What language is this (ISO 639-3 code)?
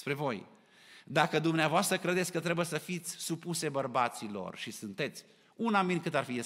ron